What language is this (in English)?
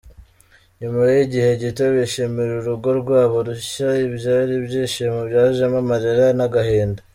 Kinyarwanda